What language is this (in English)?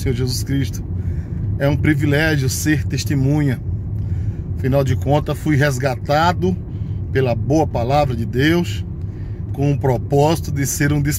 Portuguese